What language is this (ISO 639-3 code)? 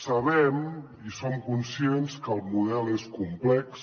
cat